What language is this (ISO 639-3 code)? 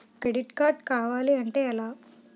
tel